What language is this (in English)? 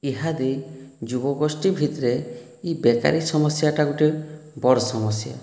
Odia